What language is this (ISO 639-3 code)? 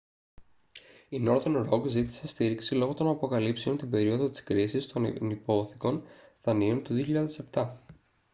ell